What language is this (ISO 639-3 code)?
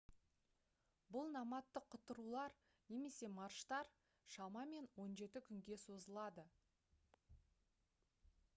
kaz